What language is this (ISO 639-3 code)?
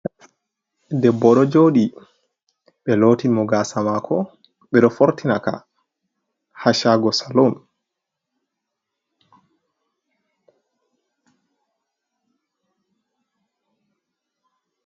ful